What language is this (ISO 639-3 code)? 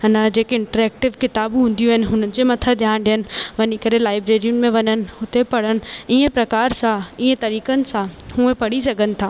snd